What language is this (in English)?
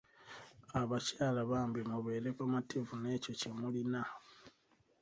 Ganda